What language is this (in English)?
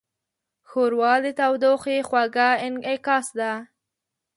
Pashto